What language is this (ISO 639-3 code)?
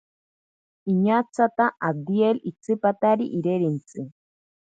prq